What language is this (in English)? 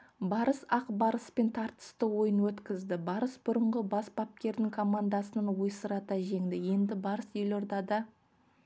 Kazakh